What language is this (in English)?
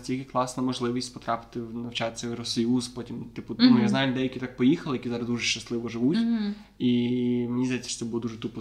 Ukrainian